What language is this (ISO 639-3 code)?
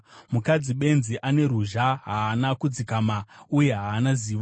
sna